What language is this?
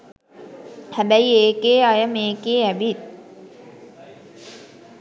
Sinhala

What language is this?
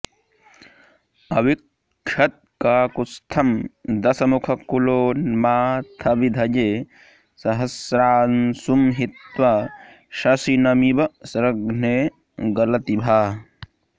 Sanskrit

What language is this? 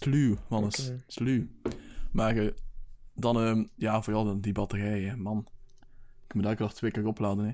Dutch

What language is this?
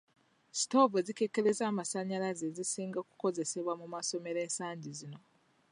Ganda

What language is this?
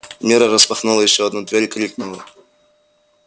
Russian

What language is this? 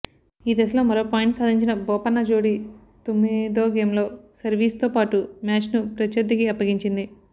Telugu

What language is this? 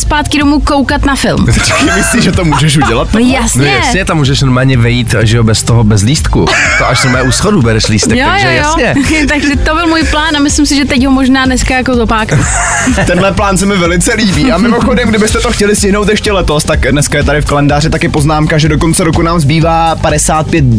Czech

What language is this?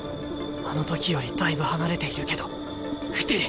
Japanese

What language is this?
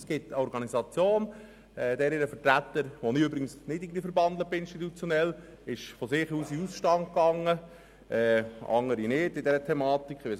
Swiss German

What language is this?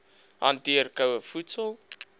Afrikaans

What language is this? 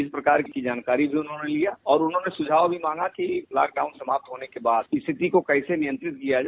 Hindi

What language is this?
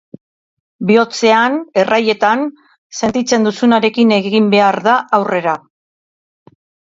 Basque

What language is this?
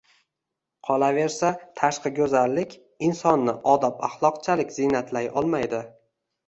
Uzbek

